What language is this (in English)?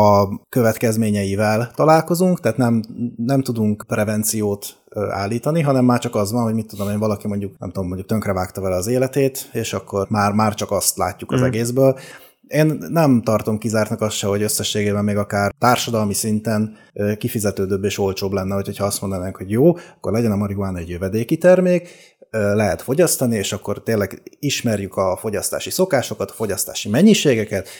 Hungarian